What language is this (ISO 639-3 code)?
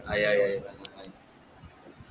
mal